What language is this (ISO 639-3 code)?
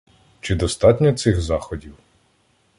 ukr